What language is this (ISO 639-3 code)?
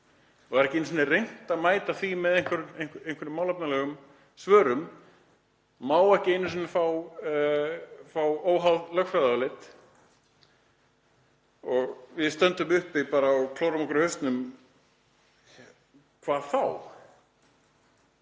isl